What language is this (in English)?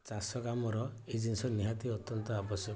Odia